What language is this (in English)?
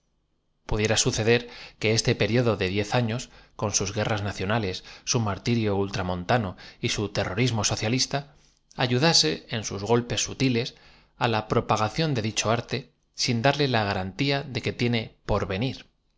Spanish